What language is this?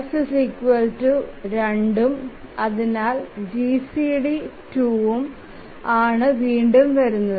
Malayalam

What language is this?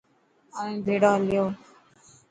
Dhatki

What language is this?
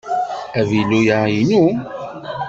Kabyle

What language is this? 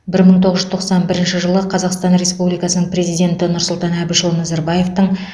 Kazakh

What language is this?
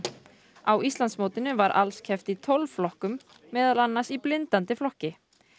Icelandic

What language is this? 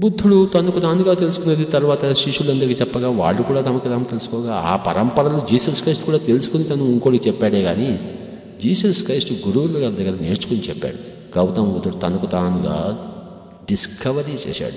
Hindi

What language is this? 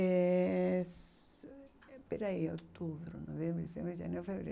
Portuguese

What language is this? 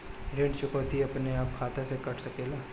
Bhojpuri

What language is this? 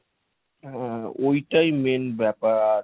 Bangla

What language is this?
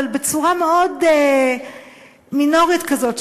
Hebrew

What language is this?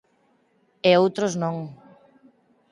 Galician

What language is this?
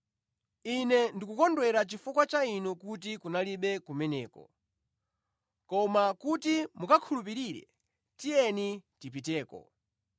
Nyanja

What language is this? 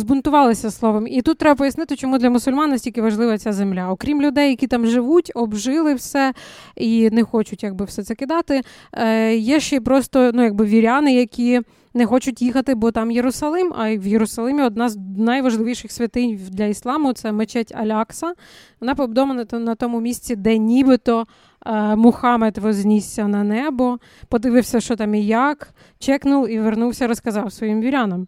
Ukrainian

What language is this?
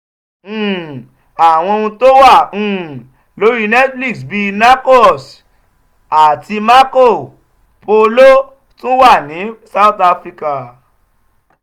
Yoruba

